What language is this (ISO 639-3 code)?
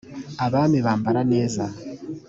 kin